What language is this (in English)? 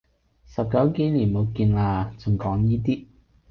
Cantonese